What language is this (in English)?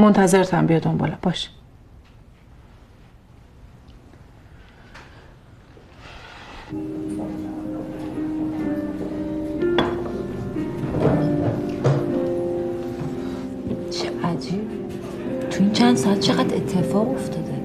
Persian